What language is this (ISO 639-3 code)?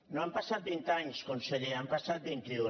cat